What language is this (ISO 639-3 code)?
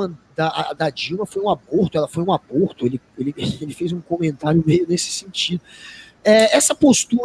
por